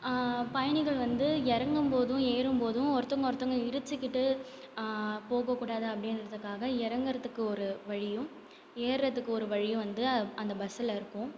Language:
Tamil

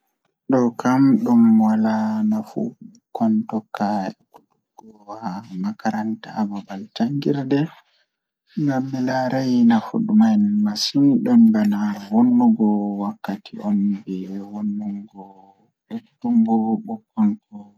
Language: Fula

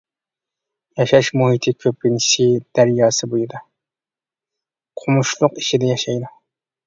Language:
Uyghur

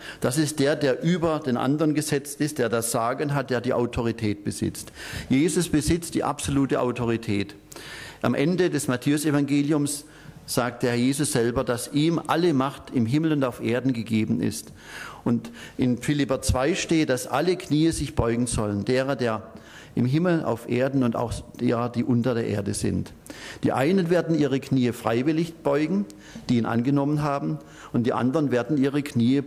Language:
German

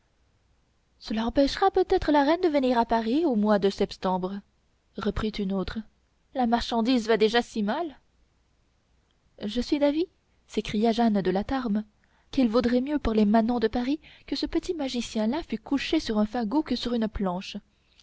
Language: French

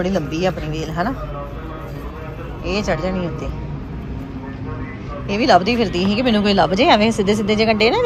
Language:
Punjabi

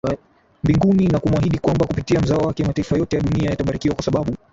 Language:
Swahili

